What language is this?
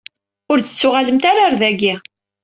Kabyle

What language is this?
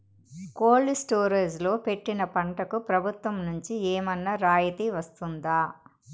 Telugu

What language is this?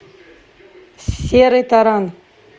Russian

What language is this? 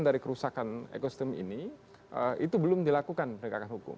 Indonesian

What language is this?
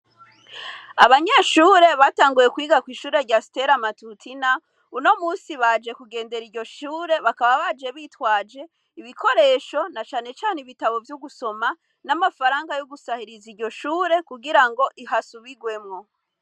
Rundi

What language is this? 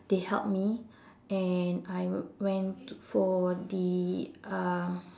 English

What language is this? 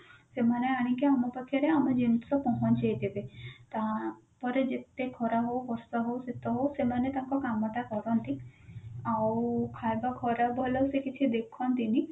Odia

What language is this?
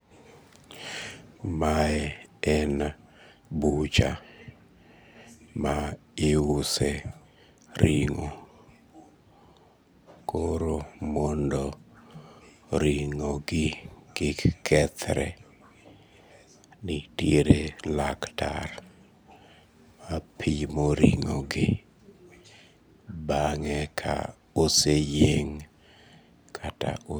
Luo (Kenya and Tanzania)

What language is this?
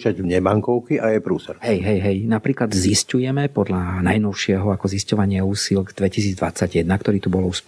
Slovak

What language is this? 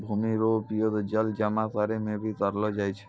Maithili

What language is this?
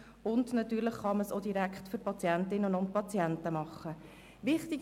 Swiss German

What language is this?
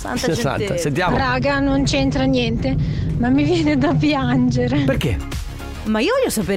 Italian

